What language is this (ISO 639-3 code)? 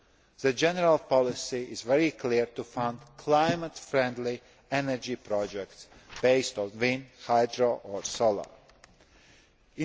eng